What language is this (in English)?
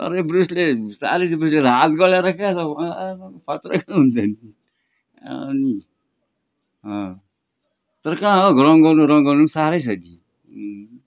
Nepali